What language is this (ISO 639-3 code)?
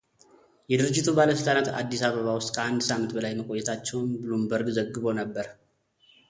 amh